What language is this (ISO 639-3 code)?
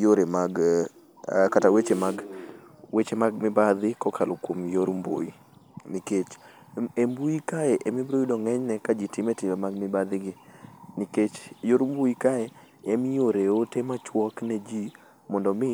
luo